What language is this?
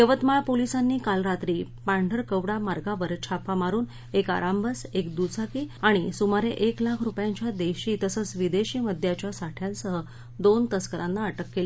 Marathi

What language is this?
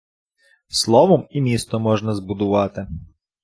Ukrainian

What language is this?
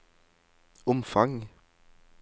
Norwegian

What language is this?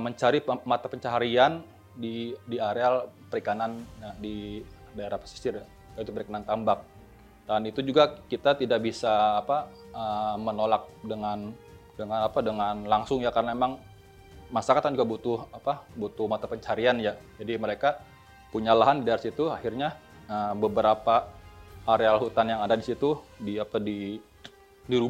Indonesian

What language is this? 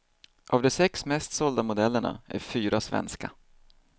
Swedish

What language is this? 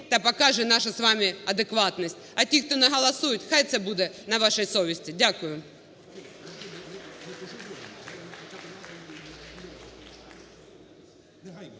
Ukrainian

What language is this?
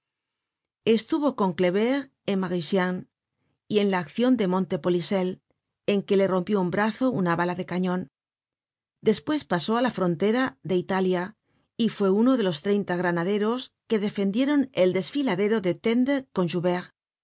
Spanish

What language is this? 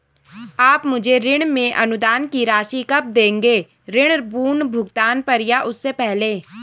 Hindi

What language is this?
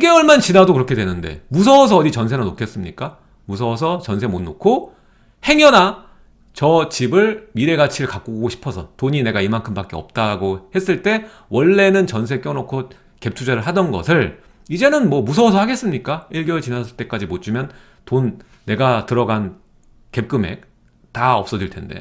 Korean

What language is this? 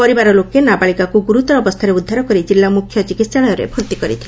Odia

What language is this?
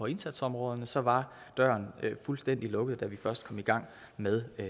Danish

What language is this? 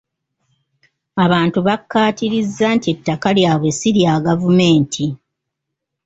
Ganda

